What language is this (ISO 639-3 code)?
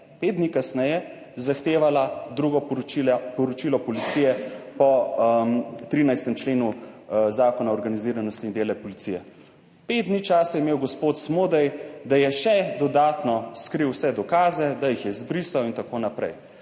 slv